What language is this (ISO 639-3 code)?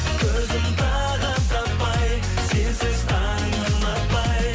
kaz